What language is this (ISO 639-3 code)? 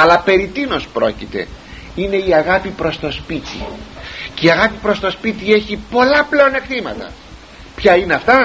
ell